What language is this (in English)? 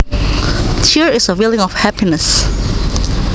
Javanese